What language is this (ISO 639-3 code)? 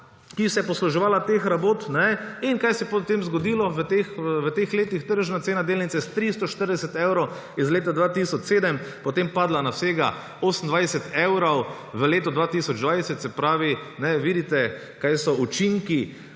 slv